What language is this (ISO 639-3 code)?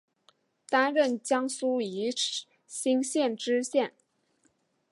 zho